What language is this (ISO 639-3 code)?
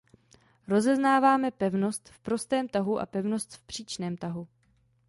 ces